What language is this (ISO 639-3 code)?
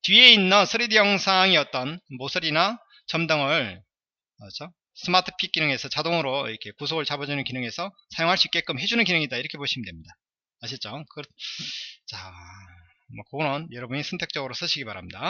kor